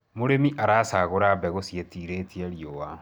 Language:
Kikuyu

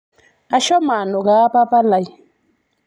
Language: Masai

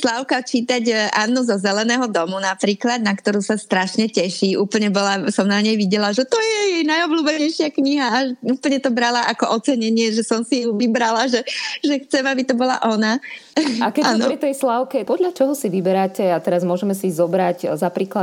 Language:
Slovak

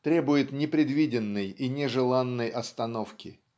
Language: Russian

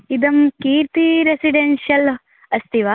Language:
Sanskrit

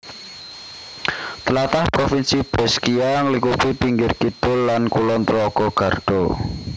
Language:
Javanese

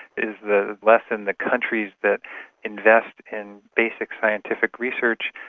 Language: English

